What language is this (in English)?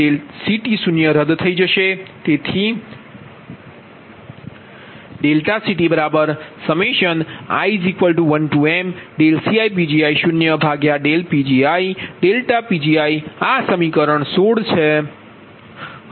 Gujarati